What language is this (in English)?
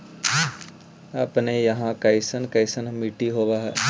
Magahi